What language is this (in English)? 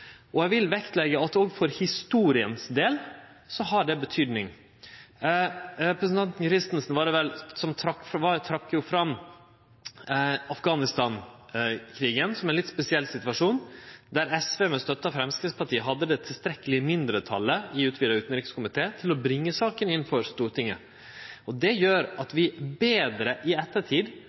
Norwegian Nynorsk